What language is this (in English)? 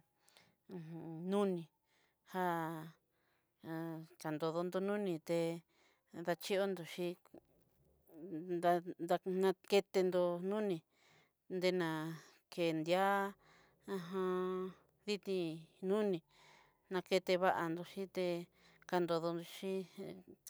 Southeastern Nochixtlán Mixtec